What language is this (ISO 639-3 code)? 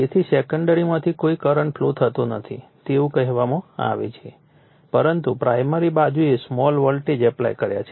guj